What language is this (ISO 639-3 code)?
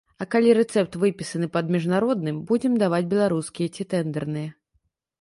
bel